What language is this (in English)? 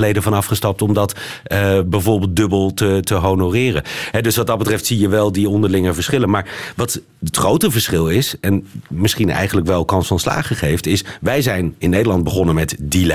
Dutch